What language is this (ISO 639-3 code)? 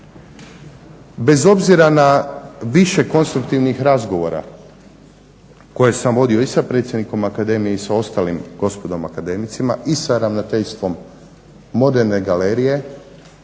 hrv